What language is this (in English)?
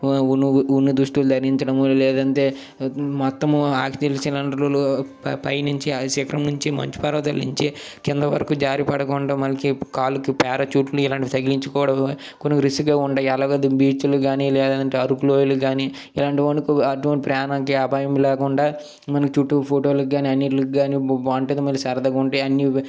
Telugu